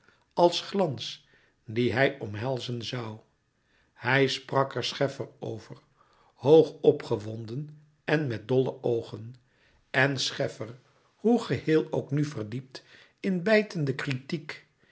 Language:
Dutch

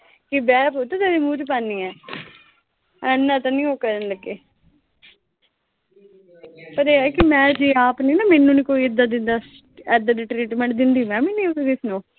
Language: Punjabi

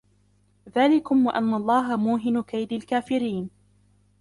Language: Arabic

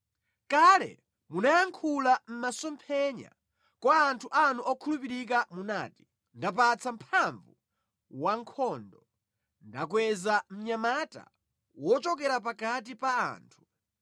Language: Nyanja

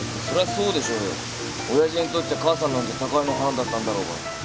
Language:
Japanese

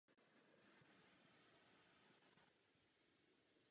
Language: Czech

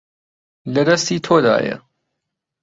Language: Central Kurdish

